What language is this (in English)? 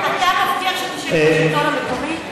Hebrew